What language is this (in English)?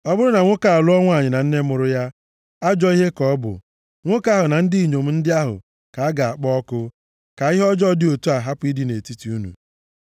Igbo